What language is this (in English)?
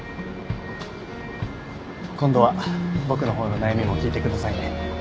Japanese